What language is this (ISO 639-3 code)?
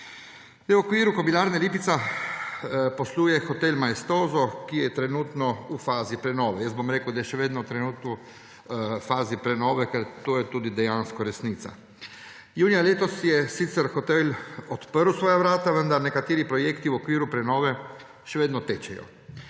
slv